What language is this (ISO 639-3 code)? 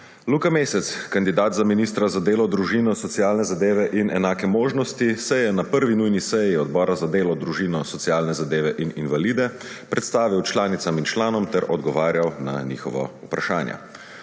slv